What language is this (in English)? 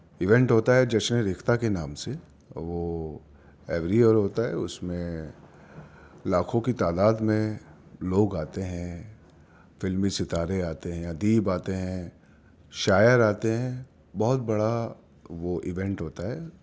Urdu